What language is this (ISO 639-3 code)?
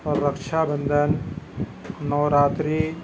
urd